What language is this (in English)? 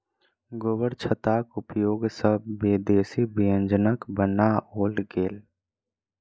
Maithili